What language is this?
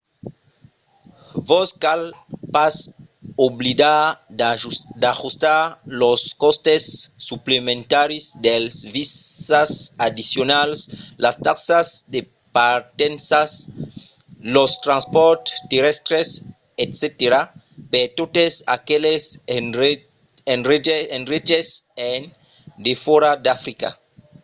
Occitan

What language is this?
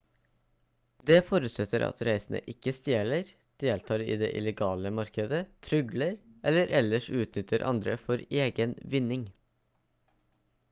Norwegian Bokmål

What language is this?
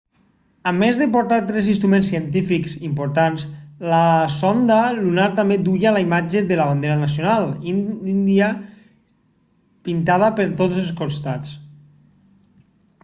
Catalan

